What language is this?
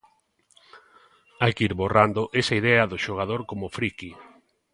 Galician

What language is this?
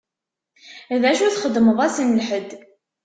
Kabyle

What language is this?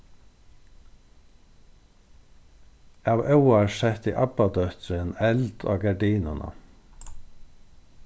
Faroese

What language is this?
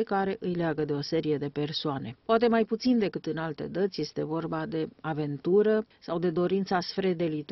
Romanian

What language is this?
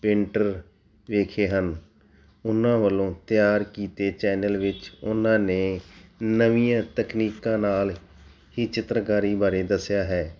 Punjabi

